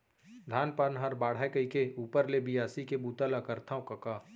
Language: Chhattisgarhi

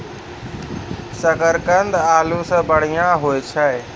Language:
Maithili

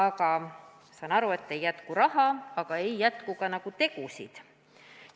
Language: Estonian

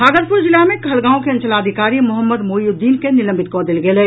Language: Maithili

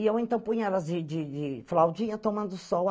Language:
Portuguese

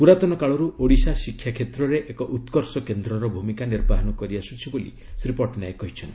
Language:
Odia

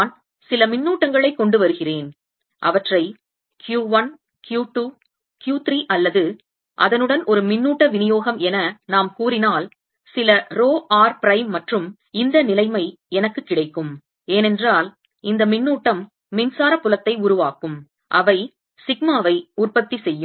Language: Tamil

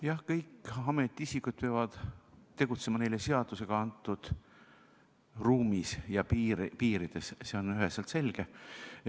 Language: Estonian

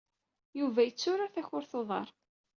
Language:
Kabyle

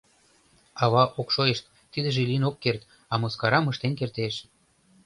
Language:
Mari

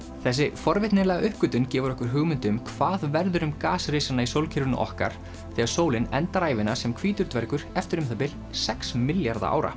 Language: Icelandic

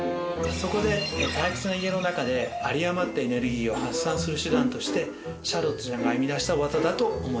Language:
Japanese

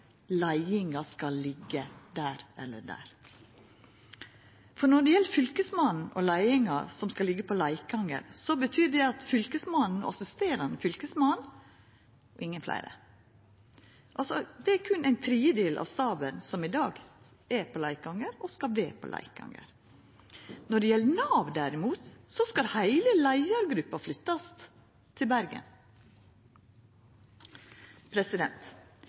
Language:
Norwegian Nynorsk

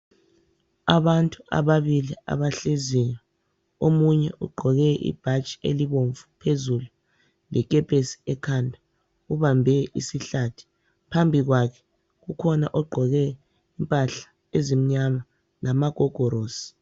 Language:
North Ndebele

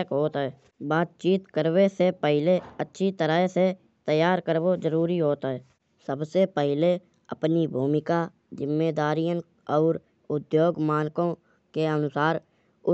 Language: Kanauji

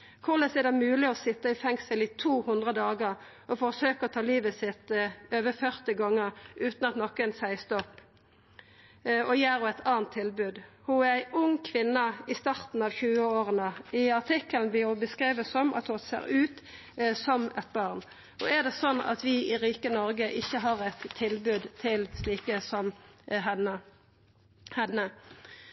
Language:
Norwegian Nynorsk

